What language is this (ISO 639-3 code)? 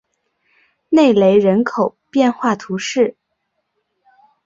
zho